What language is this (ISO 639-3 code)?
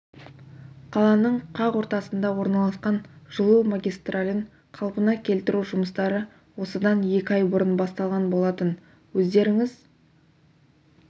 kaz